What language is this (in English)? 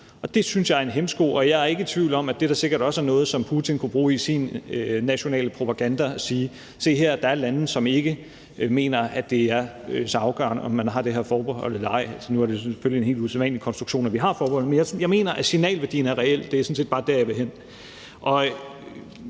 Danish